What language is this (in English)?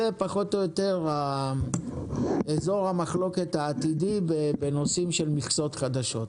Hebrew